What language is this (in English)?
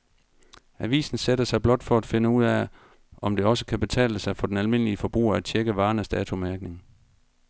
Danish